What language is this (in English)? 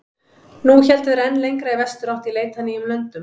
Icelandic